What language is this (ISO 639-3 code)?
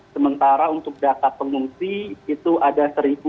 ind